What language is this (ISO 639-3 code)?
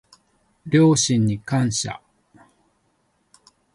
jpn